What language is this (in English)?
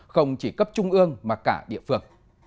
Vietnamese